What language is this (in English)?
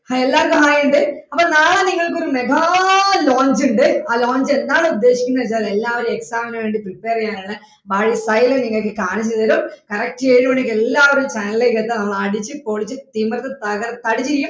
Malayalam